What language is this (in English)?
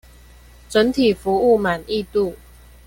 Chinese